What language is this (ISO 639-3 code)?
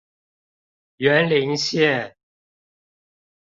zho